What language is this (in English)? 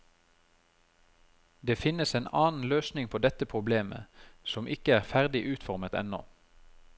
Norwegian